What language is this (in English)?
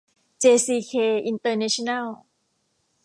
Thai